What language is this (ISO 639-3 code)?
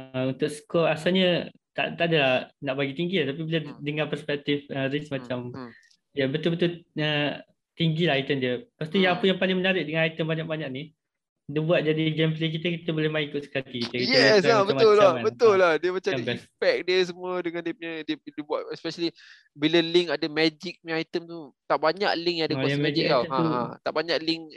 msa